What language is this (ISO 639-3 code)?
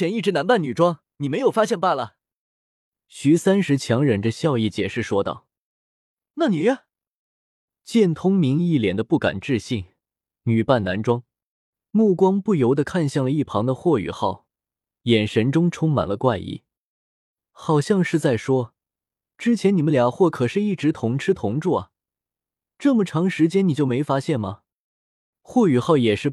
zho